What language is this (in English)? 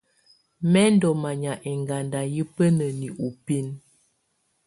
Tunen